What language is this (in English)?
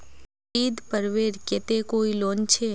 Magahi